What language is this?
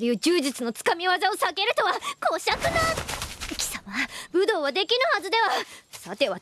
Japanese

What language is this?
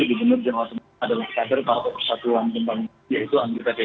Indonesian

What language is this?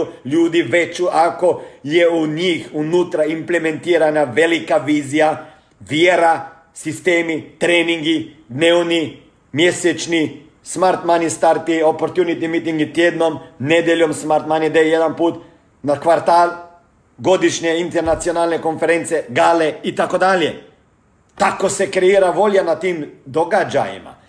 Croatian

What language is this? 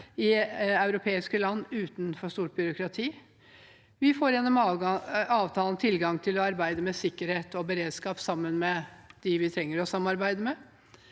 Norwegian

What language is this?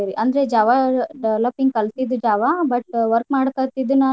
Kannada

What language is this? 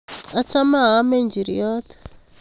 Kalenjin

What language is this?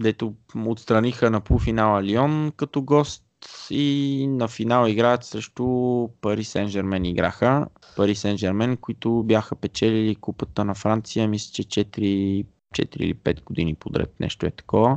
Bulgarian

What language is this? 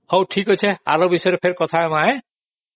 Odia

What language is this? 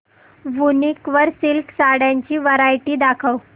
Marathi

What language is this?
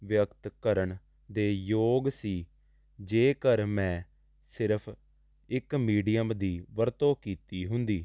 Punjabi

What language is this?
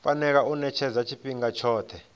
Venda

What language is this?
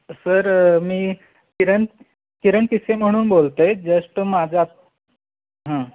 Marathi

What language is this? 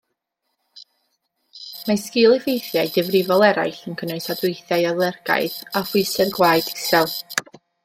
Welsh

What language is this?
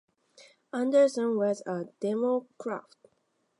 English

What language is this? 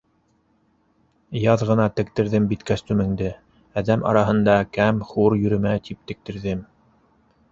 Bashkir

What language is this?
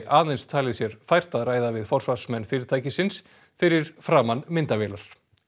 Icelandic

